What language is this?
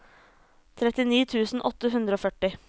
Norwegian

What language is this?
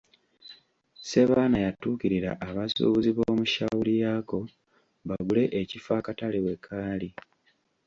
Ganda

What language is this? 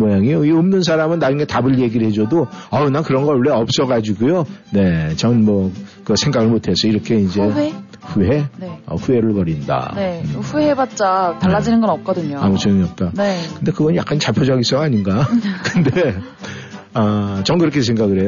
Korean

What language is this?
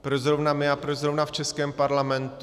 Czech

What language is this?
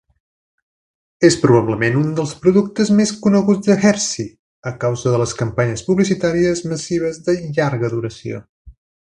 Catalan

